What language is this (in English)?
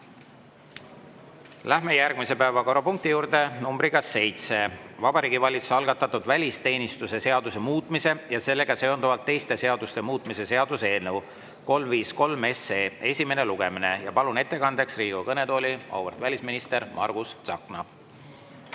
Estonian